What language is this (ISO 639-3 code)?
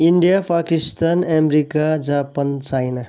nep